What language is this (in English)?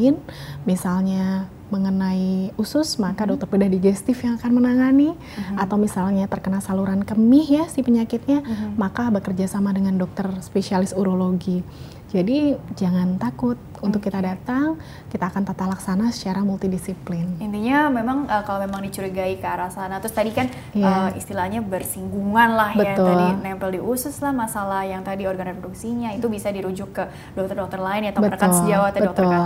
Indonesian